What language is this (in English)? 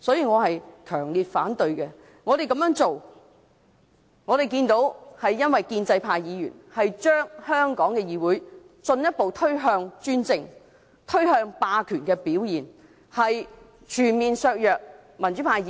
Cantonese